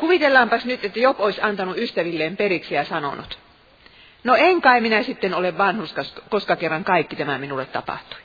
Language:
Finnish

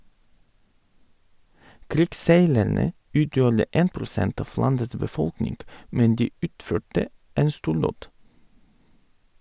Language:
Norwegian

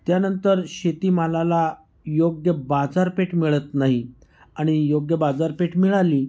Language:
Marathi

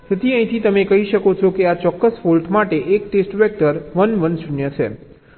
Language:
Gujarati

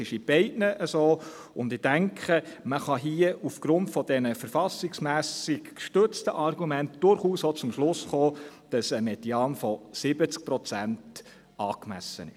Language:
Swiss German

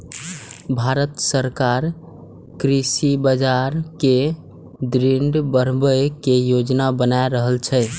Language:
Maithili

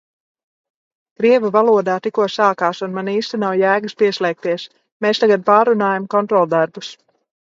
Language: Latvian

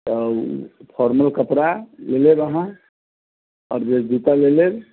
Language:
Maithili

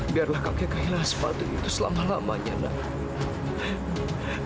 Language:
Indonesian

